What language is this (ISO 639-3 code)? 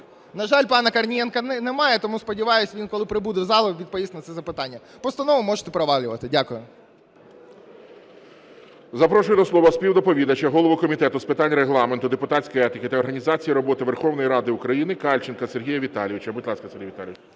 ukr